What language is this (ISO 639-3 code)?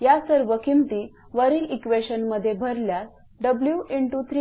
mar